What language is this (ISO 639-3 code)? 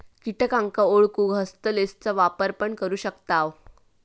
mar